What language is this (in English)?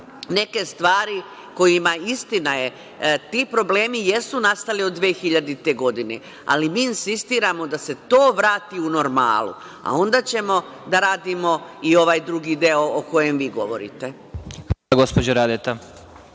Serbian